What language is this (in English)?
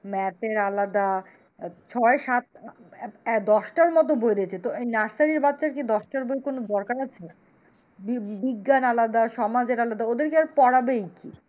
Bangla